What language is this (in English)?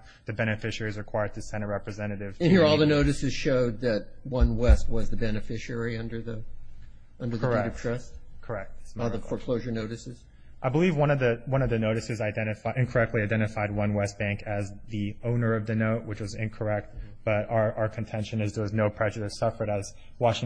English